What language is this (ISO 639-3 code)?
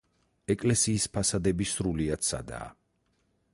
kat